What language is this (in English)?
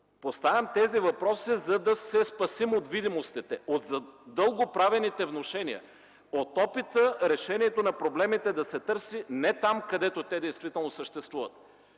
Bulgarian